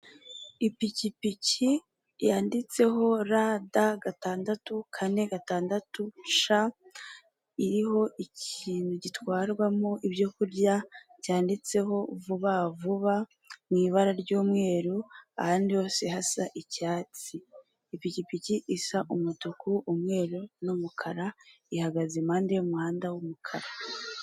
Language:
Kinyarwanda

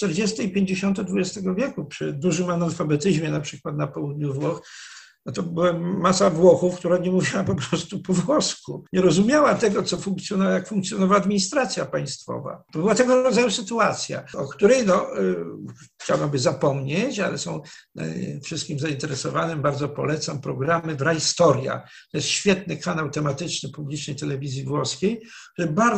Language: Polish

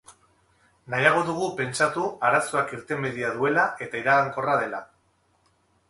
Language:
Basque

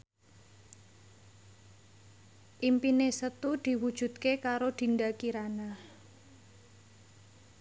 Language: Javanese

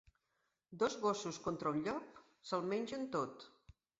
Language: Catalan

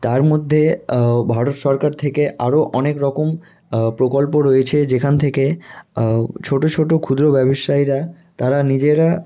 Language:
Bangla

